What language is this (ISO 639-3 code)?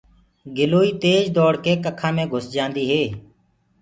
ggg